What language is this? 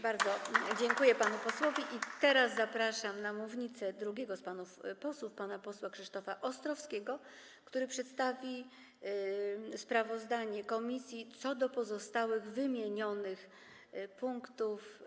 Polish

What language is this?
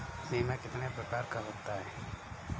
Hindi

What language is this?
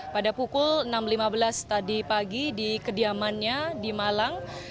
Indonesian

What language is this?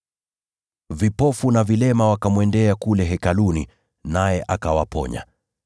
Swahili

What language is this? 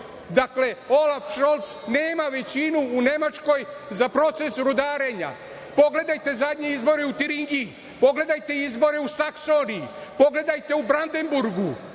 Serbian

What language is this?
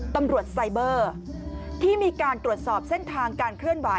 Thai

